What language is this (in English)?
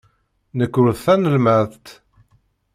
Kabyle